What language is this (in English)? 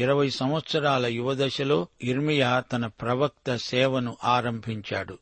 Telugu